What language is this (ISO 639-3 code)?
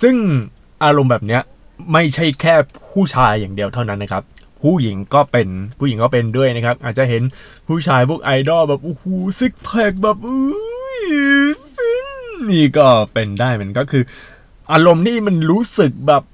tha